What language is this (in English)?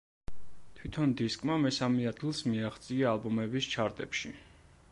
Georgian